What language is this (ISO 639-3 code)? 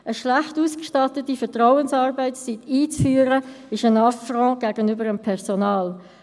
gsw